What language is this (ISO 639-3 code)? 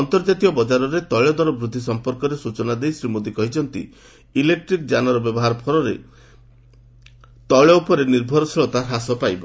ori